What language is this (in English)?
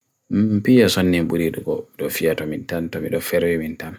Bagirmi Fulfulde